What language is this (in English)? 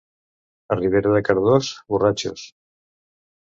Catalan